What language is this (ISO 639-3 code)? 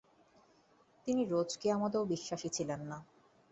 ben